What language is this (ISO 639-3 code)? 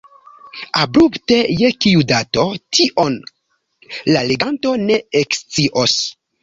epo